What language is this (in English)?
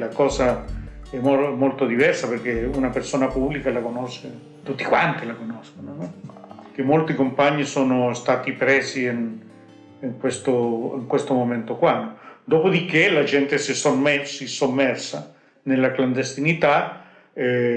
Italian